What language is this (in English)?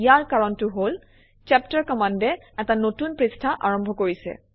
Assamese